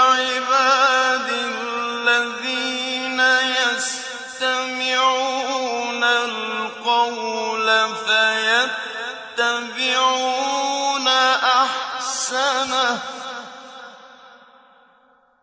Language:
Arabic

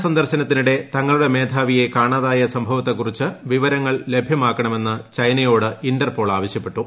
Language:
Malayalam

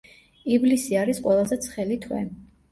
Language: Georgian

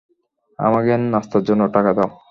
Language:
Bangla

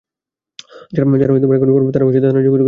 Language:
Bangla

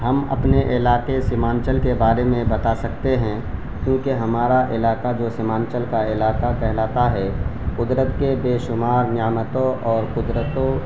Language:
Urdu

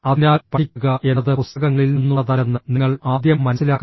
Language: Malayalam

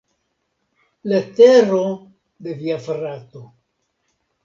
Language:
Esperanto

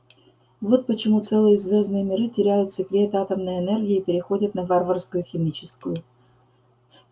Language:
Russian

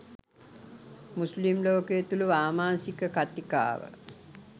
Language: Sinhala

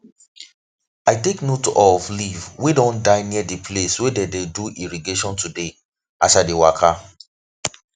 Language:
Nigerian Pidgin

